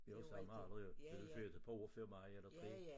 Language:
Danish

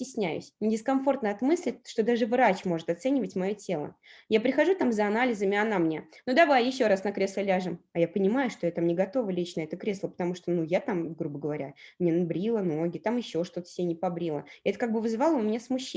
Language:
Russian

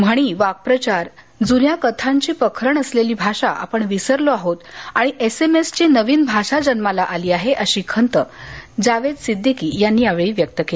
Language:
Marathi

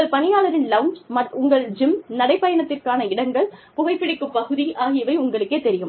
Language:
Tamil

